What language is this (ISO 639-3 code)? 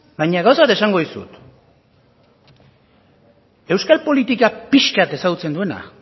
eus